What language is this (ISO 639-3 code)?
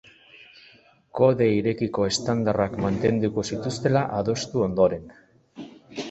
eus